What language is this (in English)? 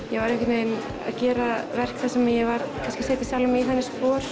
Icelandic